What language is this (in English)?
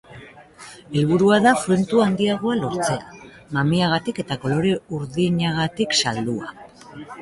Basque